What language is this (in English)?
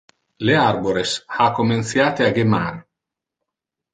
Interlingua